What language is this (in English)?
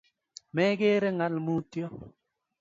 Kalenjin